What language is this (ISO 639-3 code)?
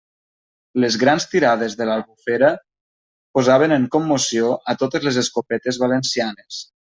cat